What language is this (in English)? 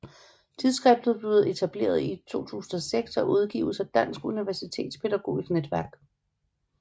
Danish